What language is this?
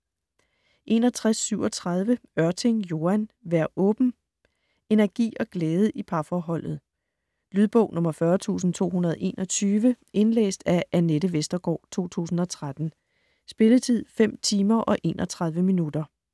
Danish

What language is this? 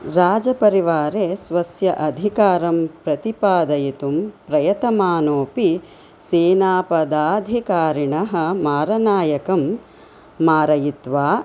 Sanskrit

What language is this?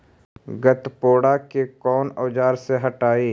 Magahi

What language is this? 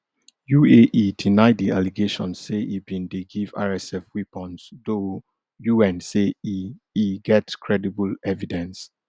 Nigerian Pidgin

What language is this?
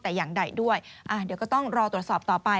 Thai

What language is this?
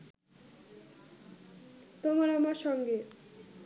Bangla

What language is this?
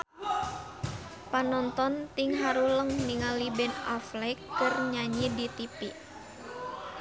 Sundanese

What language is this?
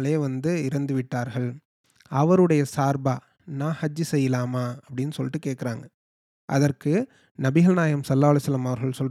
Tamil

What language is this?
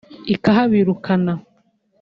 Kinyarwanda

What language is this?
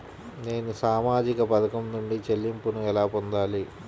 Telugu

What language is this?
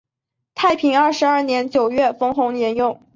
Chinese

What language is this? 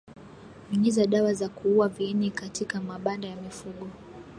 Swahili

